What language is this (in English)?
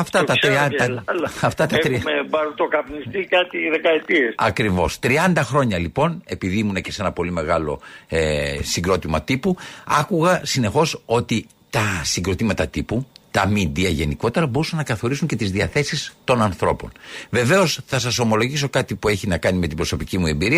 Greek